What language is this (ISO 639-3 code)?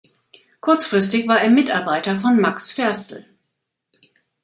deu